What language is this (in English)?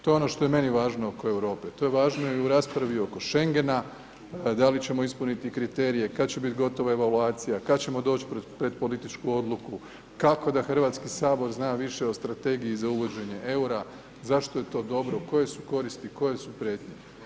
Croatian